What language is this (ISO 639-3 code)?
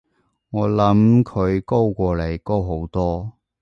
yue